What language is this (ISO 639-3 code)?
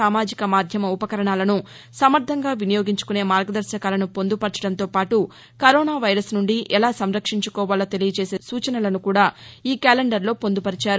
tel